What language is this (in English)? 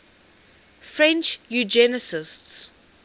English